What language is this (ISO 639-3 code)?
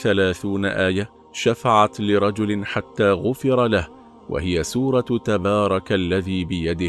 ara